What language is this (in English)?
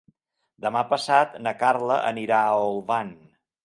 Catalan